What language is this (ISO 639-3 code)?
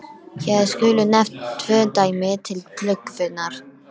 isl